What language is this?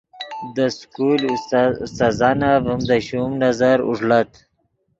Yidgha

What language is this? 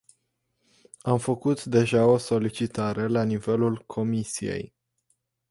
Romanian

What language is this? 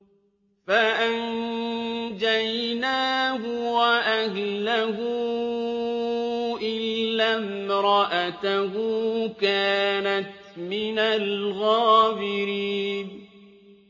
Arabic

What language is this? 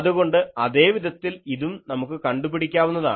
Malayalam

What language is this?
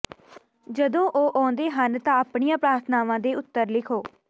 Punjabi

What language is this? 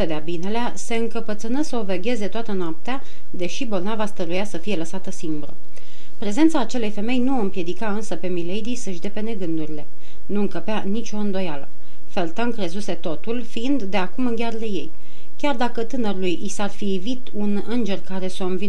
Romanian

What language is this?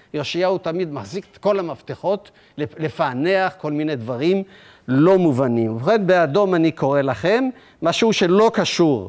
Hebrew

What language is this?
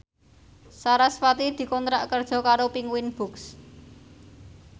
Javanese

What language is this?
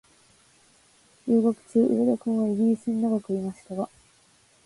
Japanese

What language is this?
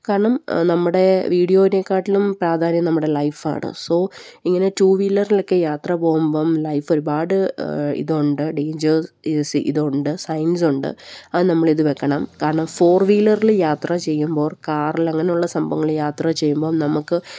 Malayalam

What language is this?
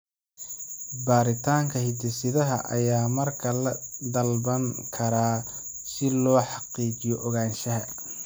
Somali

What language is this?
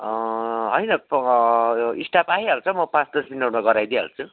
Nepali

